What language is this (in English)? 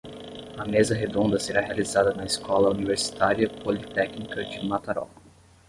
Portuguese